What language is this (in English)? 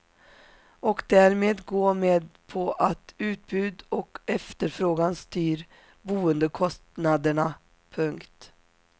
Swedish